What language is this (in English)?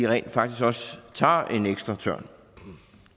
Danish